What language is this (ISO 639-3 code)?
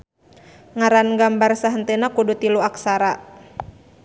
sun